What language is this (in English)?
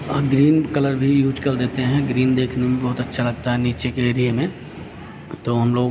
Hindi